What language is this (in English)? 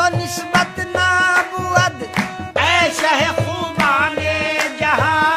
Arabic